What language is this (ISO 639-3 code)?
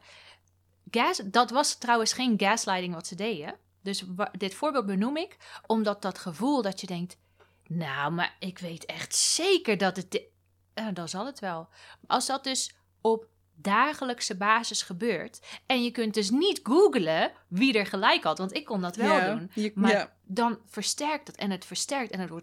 nld